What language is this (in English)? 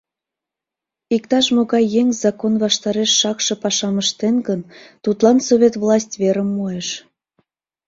Mari